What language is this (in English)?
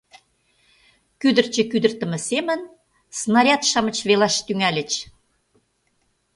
Mari